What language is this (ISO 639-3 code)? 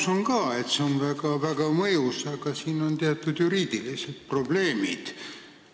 est